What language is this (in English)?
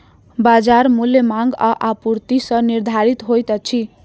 Maithili